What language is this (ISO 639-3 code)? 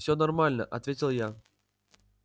rus